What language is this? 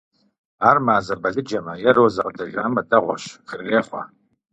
Kabardian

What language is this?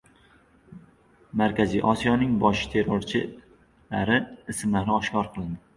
Uzbek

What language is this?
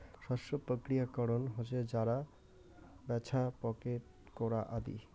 Bangla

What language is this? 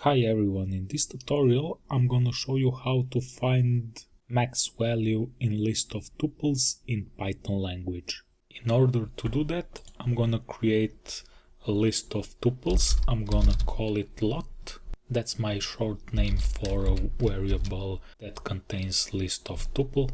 English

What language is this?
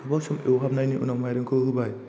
Bodo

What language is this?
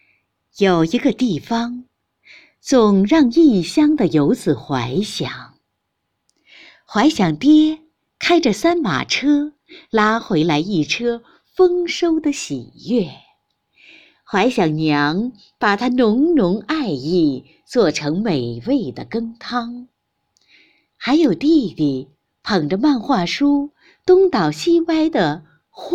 Chinese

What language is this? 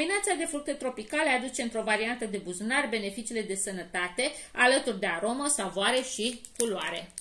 Romanian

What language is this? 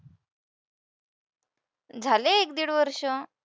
Marathi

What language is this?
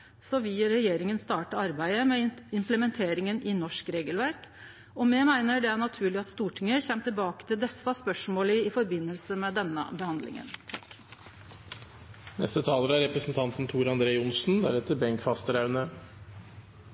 Norwegian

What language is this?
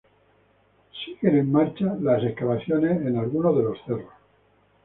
Spanish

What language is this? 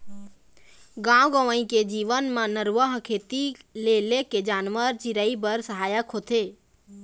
Chhattisgarhi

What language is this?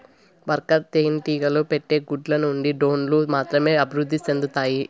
Telugu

